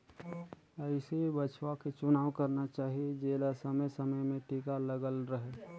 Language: Chhattisgarhi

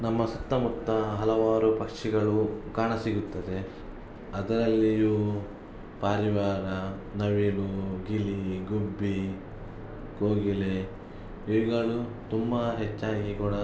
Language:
Kannada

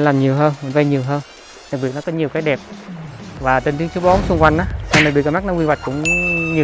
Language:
Vietnamese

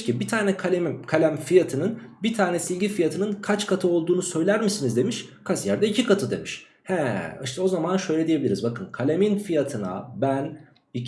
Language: Turkish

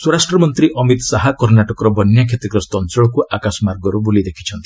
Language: Odia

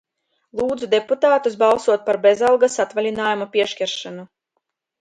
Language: Latvian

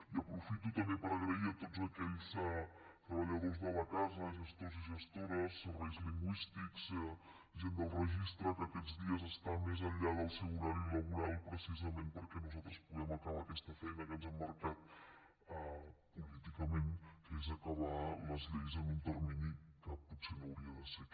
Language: Catalan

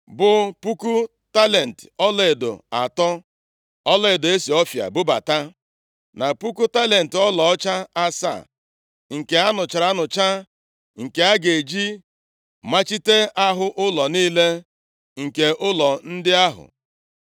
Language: Igbo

